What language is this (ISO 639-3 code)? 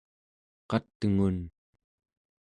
esu